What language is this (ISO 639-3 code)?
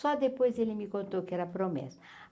por